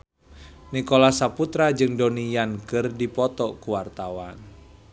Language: Sundanese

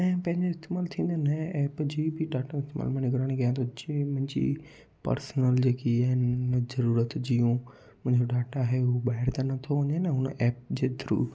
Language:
Sindhi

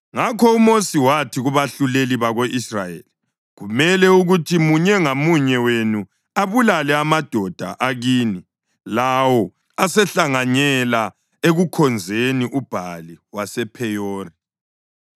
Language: North Ndebele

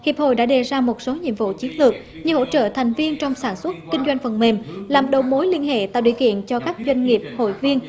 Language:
Vietnamese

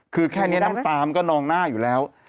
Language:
Thai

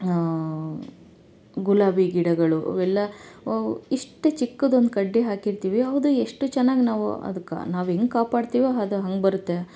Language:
Kannada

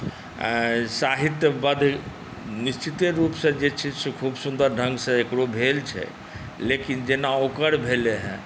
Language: Maithili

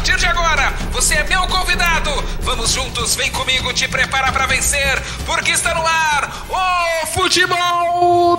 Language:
Portuguese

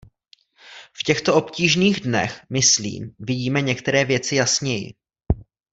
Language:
Czech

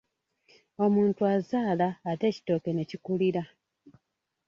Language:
Ganda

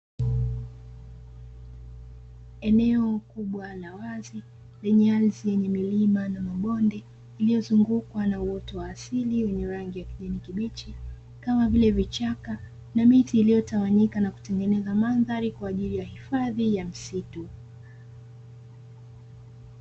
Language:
Swahili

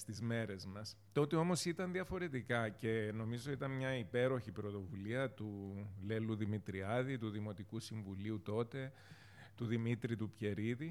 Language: Greek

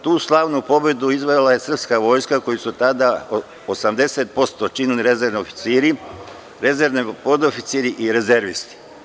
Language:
Serbian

